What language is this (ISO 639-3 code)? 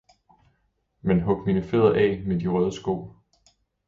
dan